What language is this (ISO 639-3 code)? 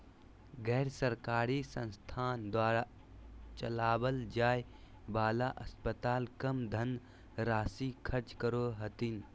mag